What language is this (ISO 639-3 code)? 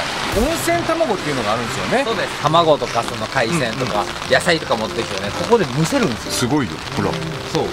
jpn